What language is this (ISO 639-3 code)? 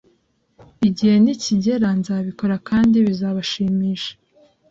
kin